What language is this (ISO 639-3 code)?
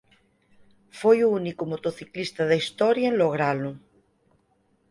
glg